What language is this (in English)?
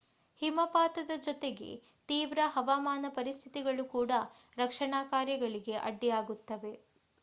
Kannada